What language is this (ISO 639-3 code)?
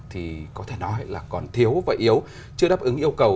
vie